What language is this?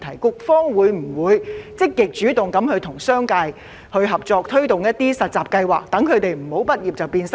Cantonese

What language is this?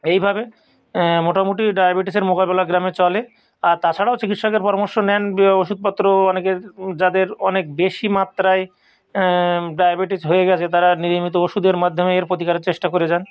Bangla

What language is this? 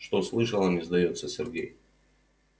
Russian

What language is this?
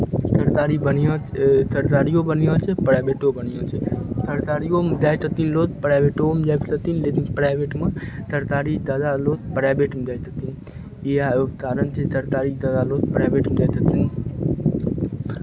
Maithili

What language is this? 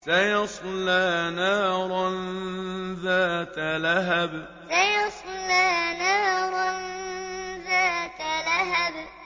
Arabic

